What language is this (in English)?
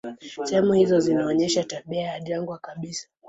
Swahili